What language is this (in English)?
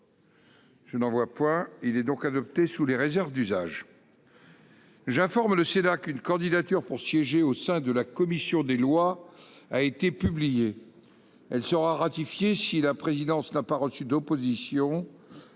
French